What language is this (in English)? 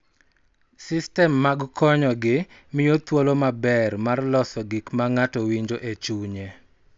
Luo (Kenya and Tanzania)